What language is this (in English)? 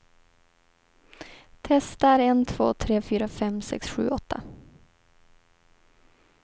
Swedish